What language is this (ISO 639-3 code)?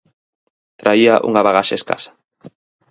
glg